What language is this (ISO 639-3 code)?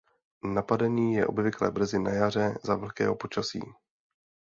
ces